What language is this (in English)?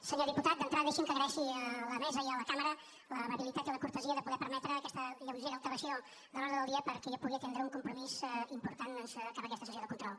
Catalan